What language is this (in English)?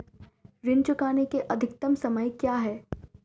Hindi